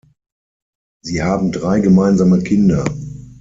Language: German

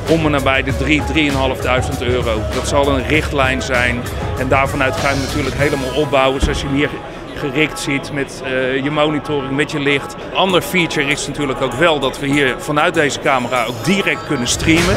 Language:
Dutch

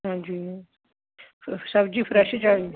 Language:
Punjabi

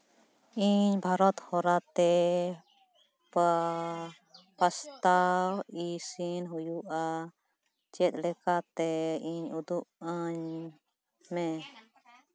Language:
Santali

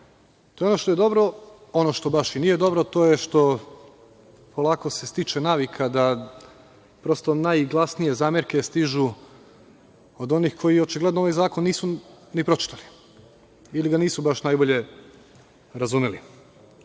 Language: Serbian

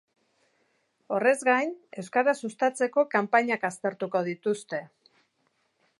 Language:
Basque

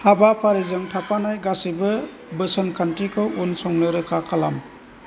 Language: Bodo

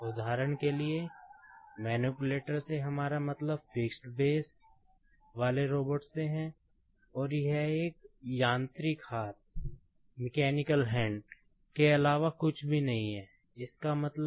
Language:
Hindi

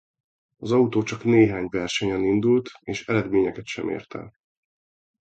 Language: Hungarian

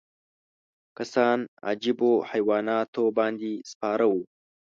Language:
Pashto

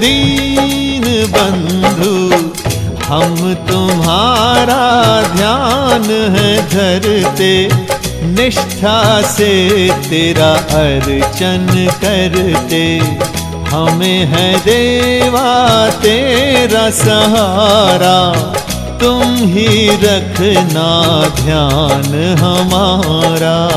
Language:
Hindi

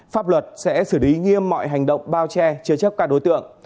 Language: Vietnamese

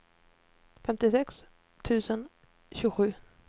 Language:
Swedish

